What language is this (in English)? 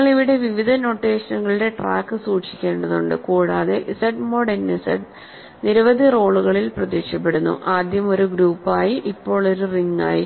Malayalam